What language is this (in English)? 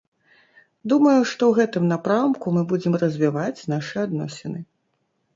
Belarusian